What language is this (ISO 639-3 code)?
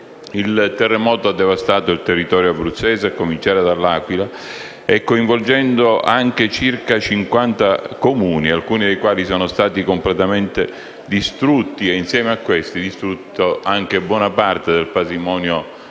ita